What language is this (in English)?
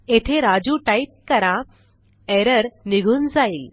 Marathi